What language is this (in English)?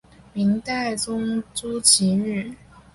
Chinese